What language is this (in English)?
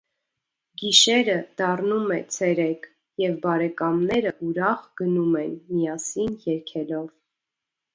Armenian